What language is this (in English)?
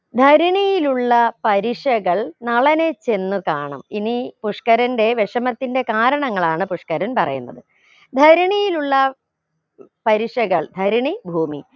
Malayalam